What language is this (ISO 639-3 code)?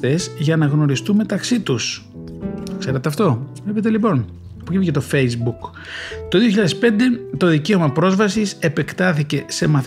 ell